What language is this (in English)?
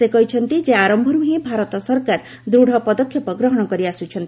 Odia